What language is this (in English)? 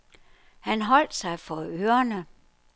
Danish